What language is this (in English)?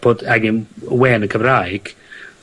Welsh